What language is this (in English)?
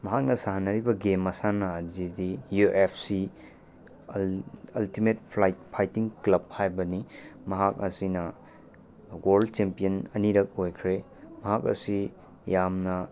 Manipuri